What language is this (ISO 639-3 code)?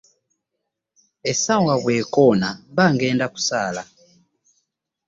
lug